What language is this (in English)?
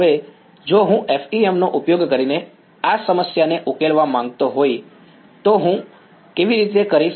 Gujarati